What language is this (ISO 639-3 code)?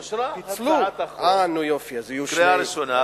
heb